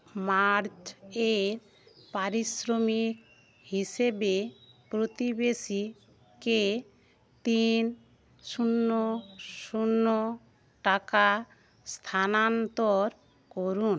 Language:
Bangla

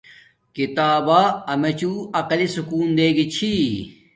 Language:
Domaaki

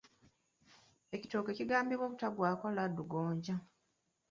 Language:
Ganda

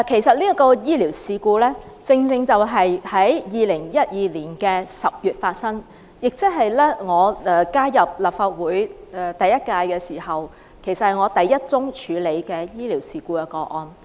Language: Cantonese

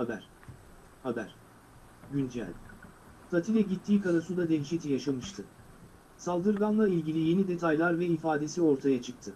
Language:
Turkish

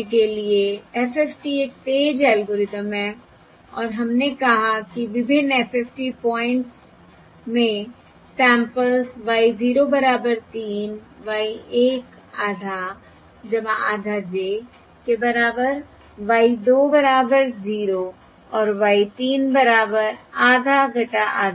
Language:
Hindi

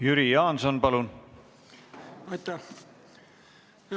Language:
Estonian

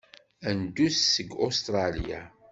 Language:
Kabyle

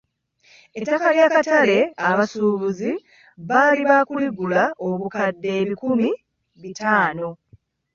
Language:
Ganda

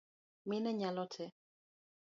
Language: Luo (Kenya and Tanzania)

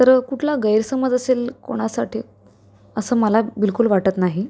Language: Marathi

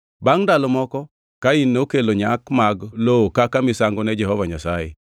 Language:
Luo (Kenya and Tanzania)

